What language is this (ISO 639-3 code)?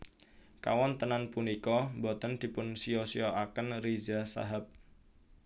jav